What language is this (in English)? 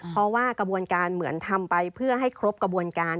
Thai